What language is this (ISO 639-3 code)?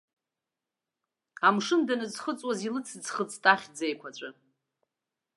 abk